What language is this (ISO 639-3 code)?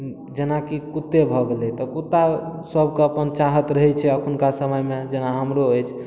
mai